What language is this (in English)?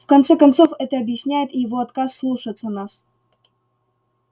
Russian